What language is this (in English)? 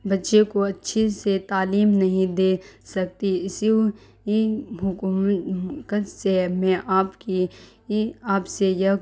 Urdu